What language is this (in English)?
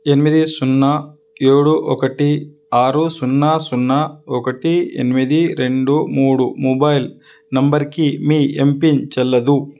Telugu